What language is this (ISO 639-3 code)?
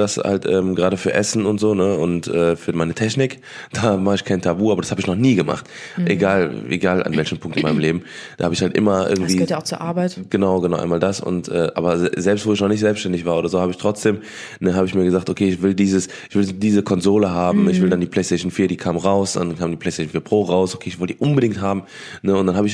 deu